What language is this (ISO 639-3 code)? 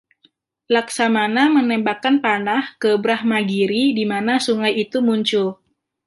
ind